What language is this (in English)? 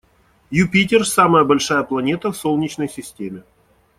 Russian